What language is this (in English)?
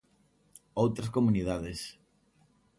Galician